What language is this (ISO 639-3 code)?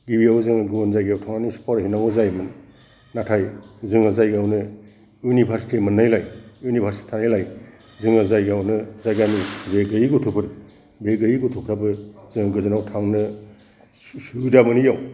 brx